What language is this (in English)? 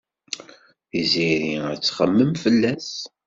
Kabyle